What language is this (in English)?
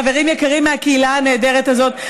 Hebrew